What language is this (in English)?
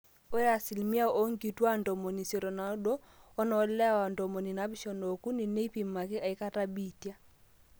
Masai